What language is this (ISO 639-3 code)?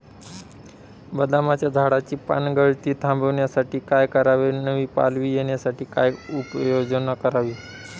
mar